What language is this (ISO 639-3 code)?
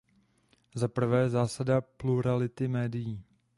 ces